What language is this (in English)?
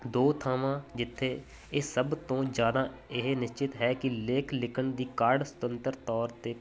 Punjabi